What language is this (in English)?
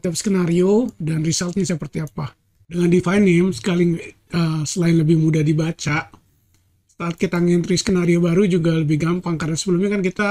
Indonesian